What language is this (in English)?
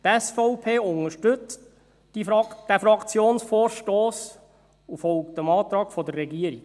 Swiss German